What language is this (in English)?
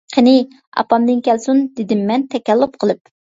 Uyghur